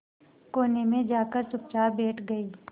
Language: Hindi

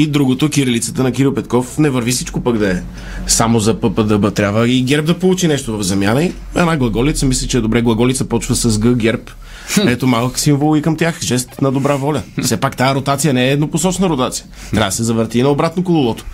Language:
Bulgarian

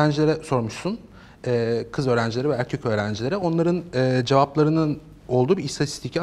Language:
Turkish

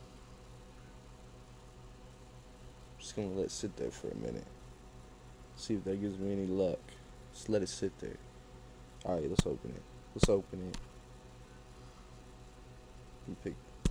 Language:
English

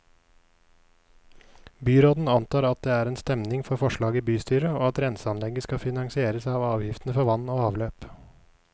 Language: Norwegian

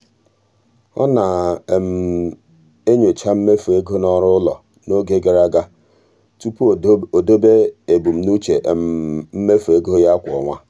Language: Igbo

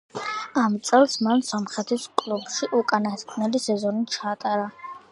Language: Georgian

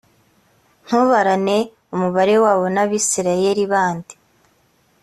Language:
Kinyarwanda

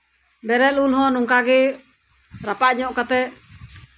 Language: Santali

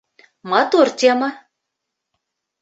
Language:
Bashkir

